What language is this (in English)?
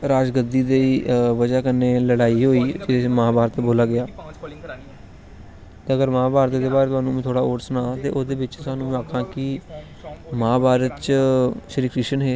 Dogri